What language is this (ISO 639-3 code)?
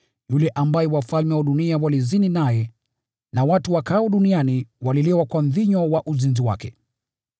swa